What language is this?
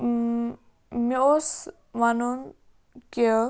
Kashmiri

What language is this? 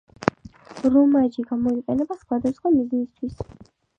Georgian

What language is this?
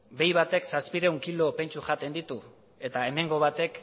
Basque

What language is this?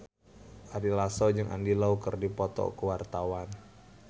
Sundanese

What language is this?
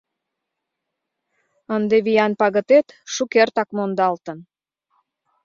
Mari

